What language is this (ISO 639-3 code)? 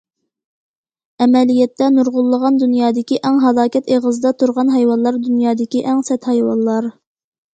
uig